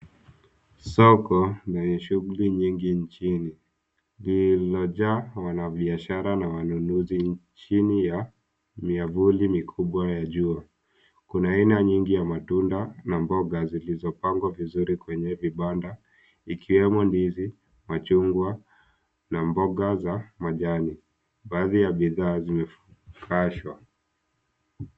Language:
Swahili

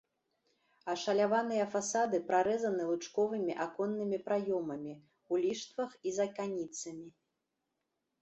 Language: Belarusian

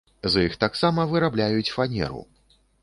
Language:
Belarusian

